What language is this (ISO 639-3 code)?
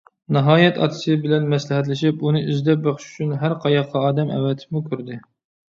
uig